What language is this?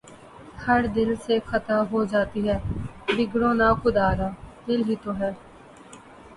Urdu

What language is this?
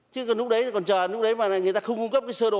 Vietnamese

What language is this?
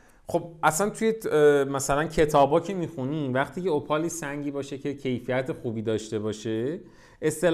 Persian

